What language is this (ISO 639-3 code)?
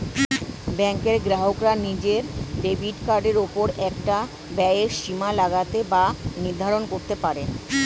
ben